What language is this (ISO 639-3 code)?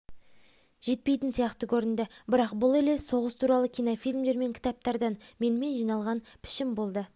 kaz